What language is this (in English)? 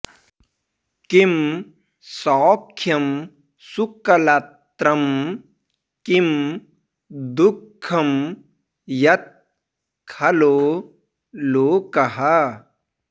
Sanskrit